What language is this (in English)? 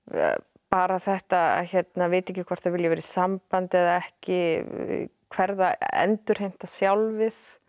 Icelandic